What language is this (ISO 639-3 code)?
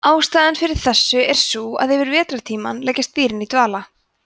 isl